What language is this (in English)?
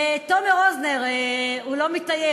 Hebrew